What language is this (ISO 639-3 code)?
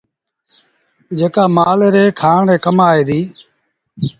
sbn